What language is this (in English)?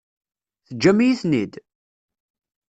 Kabyle